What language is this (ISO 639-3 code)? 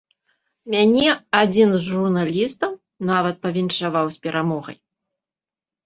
bel